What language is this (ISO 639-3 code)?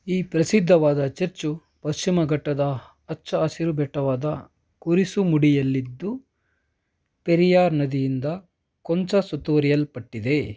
kan